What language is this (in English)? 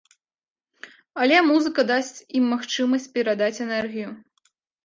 Belarusian